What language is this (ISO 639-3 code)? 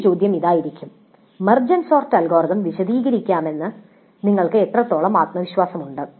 mal